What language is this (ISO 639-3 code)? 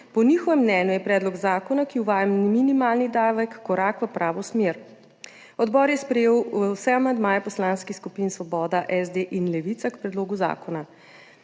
slv